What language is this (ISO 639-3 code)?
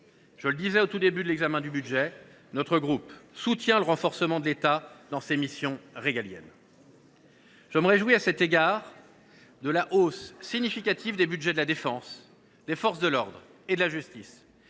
fra